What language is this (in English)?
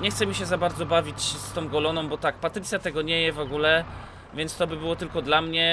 Polish